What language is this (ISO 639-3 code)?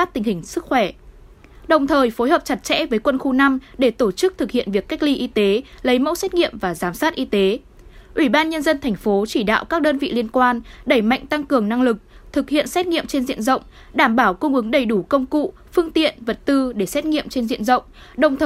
vie